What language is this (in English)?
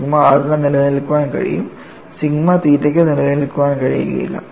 Malayalam